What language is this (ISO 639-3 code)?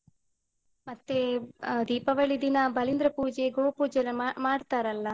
kan